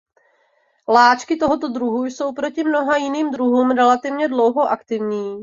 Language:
Czech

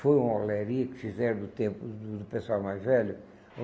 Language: Portuguese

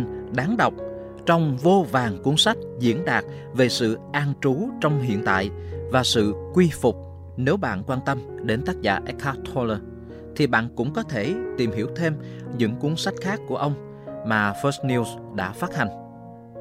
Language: Vietnamese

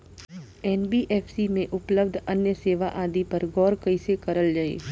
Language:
Bhojpuri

